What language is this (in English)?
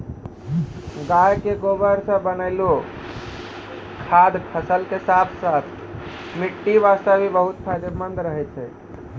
Maithili